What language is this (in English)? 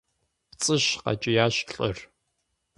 Kabardian